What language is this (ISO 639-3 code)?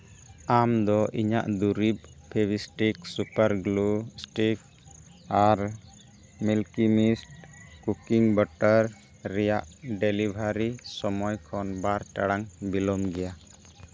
sat